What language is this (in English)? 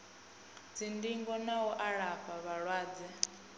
Venda